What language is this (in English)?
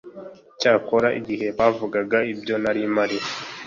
Kinyarwanda